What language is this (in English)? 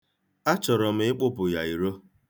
Igbo